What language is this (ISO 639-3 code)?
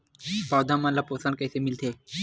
hne